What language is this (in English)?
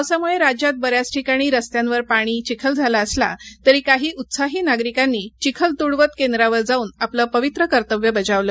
Marathi